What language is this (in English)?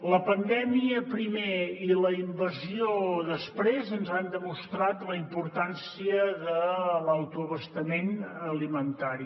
Catalan